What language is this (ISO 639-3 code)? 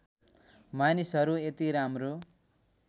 nep